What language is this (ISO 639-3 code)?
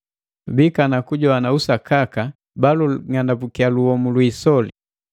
mgv